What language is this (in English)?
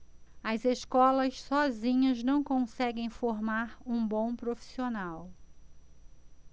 Portuguese